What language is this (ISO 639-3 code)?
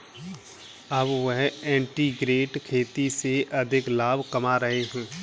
hin